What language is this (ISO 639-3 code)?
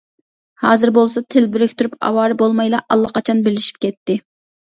uig